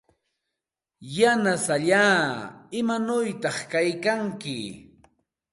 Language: Santa Ana de Tusi Pasco Quechua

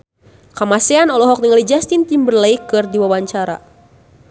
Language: Sundanese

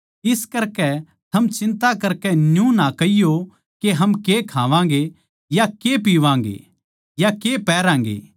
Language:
Haryanvi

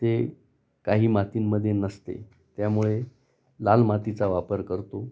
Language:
Marathi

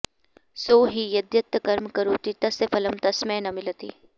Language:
Sanskrit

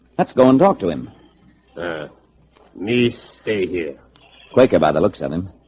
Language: English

